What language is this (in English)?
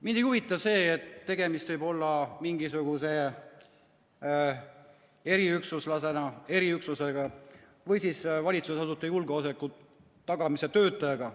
Estonian